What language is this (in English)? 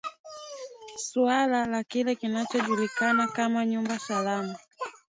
Swahili